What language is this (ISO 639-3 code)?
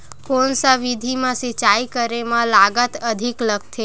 hne